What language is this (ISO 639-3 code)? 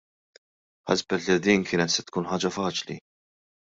mlt